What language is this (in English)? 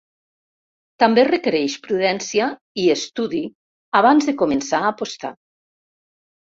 Catalan